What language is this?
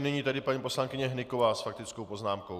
Czech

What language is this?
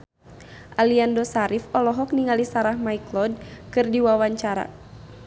Sundanese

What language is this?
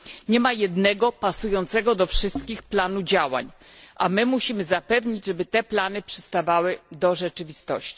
Polish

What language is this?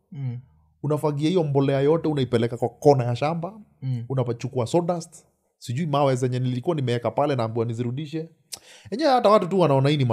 Swahili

